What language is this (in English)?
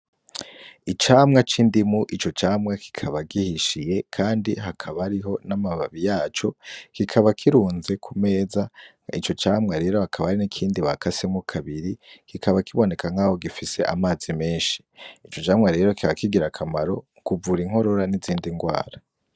Rundi